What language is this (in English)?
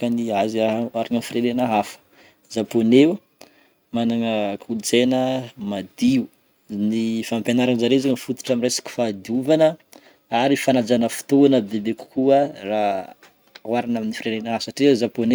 Northern Betsimisaraka Malagasy